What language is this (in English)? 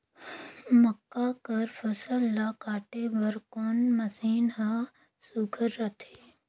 Chhattisgarhi